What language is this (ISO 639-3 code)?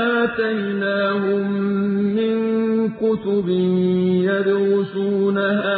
ara